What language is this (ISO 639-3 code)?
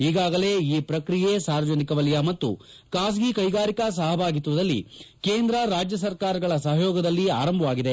kan